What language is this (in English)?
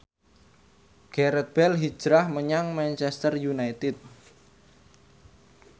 Javanese